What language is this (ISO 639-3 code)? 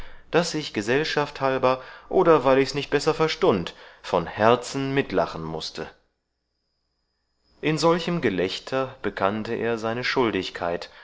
deu